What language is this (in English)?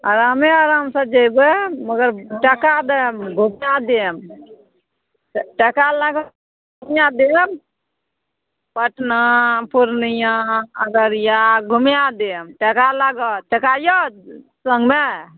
Maithili